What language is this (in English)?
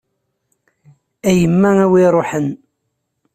Kabyle